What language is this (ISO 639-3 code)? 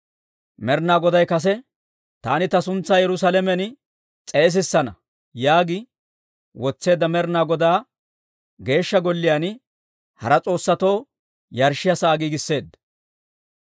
dwr